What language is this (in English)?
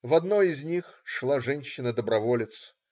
Russian